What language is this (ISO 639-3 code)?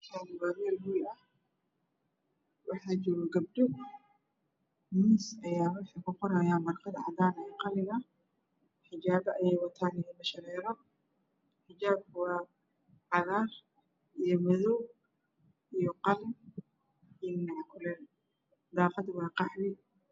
som